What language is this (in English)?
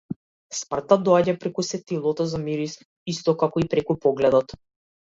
Macedonian